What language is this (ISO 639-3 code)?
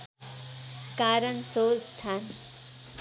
nep